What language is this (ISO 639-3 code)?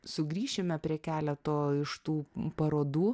lit